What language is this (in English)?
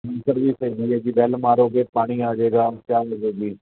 Punjabi